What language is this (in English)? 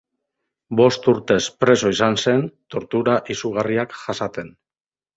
Basque